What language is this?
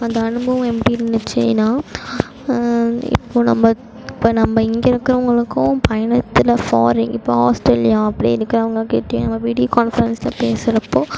Tamil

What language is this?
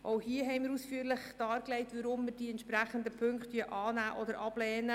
Swiss German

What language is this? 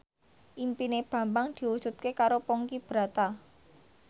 Javanese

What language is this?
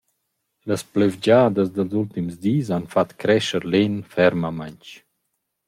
Romansh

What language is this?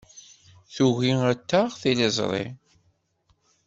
Kabyle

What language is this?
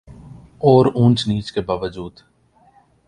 Urdu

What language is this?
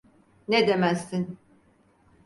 Turkish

